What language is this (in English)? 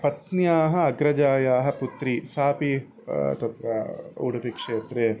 Sanskrit